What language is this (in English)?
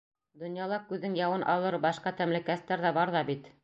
Bashkir